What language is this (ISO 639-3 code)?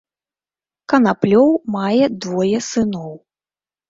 bel